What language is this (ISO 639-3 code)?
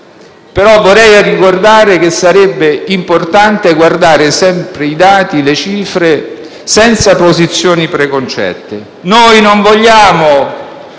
ita